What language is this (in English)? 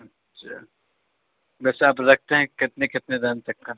Urdu